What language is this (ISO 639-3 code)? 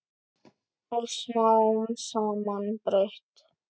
isl